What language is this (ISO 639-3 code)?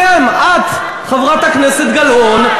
heb